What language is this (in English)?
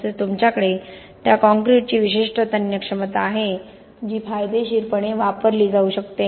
Marathi